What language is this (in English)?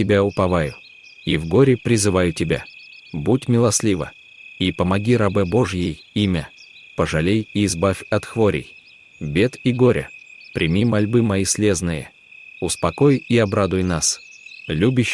Russian